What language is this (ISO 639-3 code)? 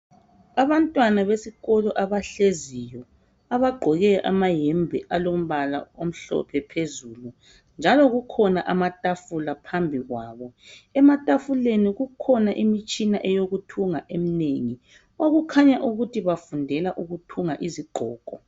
nde